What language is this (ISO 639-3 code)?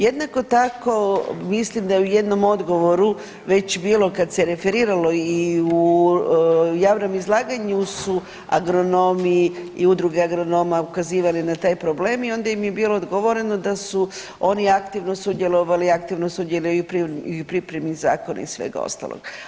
hrv